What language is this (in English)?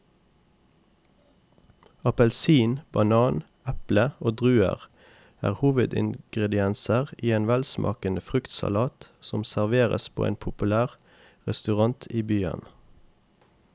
Norwegian